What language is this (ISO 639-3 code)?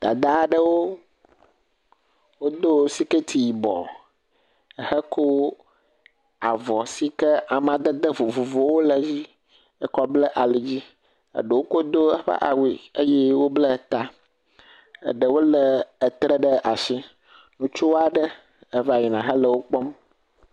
ewe